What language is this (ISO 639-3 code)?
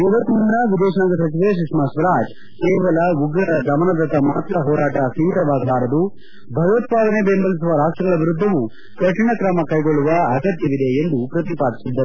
kan